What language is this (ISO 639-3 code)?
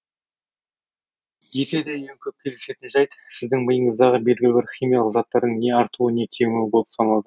kaz